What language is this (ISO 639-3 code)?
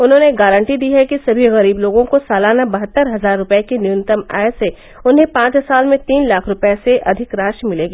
hin